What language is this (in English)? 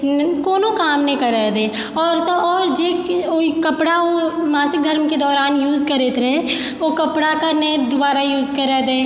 Maithili